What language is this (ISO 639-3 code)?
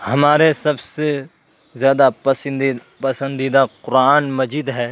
urd